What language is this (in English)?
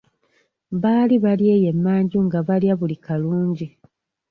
Ganda